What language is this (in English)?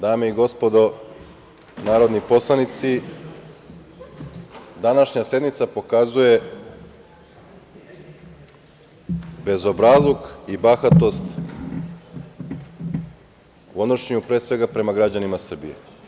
Serbian